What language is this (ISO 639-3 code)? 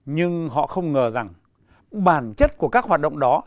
vie